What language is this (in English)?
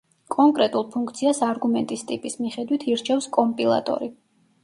Georgian